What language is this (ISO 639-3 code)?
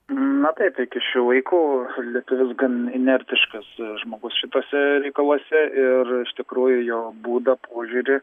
lit